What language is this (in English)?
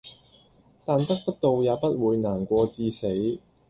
Cantonese